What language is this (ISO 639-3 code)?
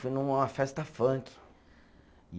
por